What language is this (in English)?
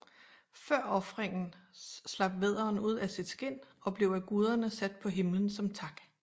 Danish